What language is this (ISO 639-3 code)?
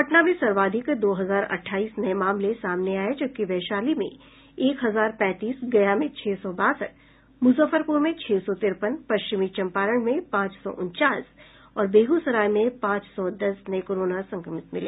hin